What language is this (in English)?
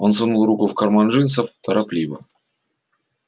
Russian